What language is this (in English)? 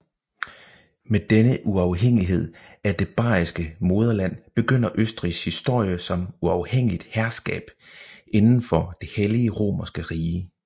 Danish